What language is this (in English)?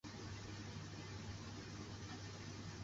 Chinese